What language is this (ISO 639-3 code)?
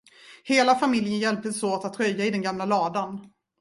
swe